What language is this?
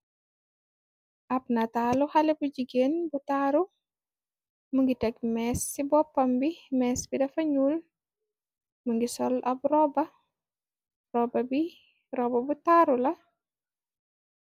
Wolof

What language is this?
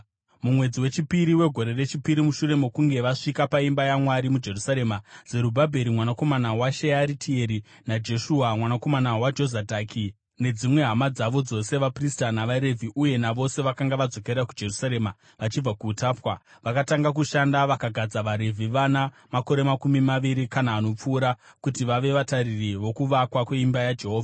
Shona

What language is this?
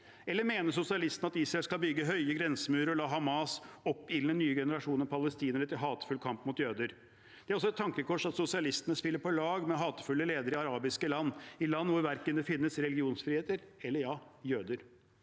Norwegian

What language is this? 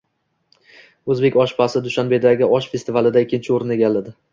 Uzbek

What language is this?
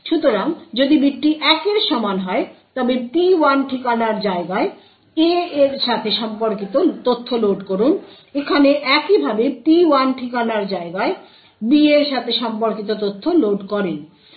Bangla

